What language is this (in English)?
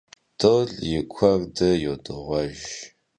Kabardian